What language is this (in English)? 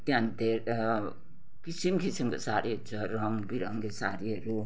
Nepali